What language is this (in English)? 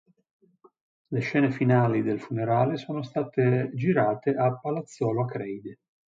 Italian